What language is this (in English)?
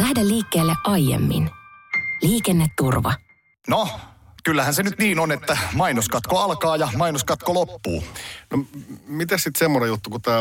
Finnish